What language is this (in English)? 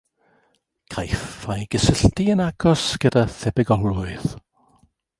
Welsh